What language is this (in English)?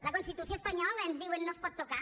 Catalan